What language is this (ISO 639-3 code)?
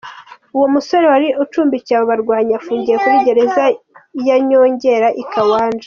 kin